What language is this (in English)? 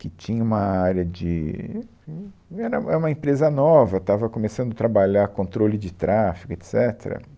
Portuguese